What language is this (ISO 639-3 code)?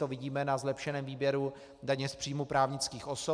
ces